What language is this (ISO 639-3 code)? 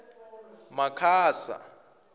tso